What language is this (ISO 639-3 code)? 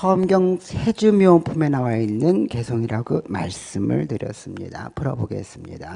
kor